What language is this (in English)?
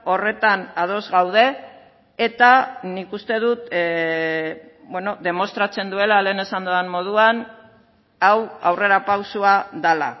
Basque